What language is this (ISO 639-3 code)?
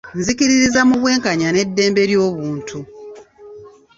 lug